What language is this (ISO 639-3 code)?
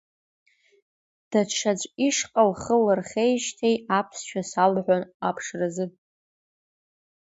abk